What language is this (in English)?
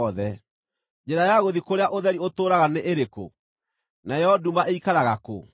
Kikuyu